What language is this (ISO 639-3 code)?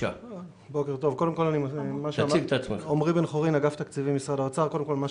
heb